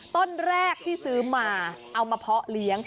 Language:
Thai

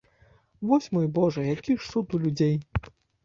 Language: Belarusian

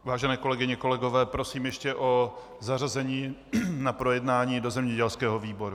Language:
Czech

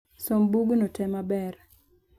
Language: Luo (Kenya and Tanzania)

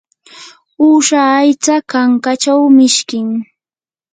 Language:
Yanahuanca Pasco Quechua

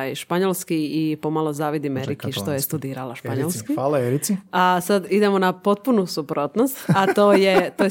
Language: Croatian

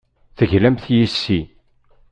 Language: Kabyle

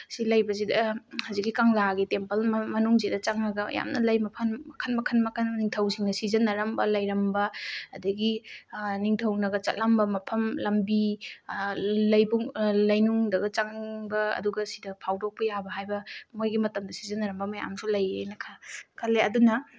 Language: Manipuri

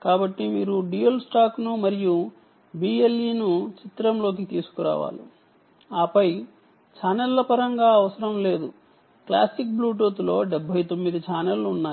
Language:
Telugu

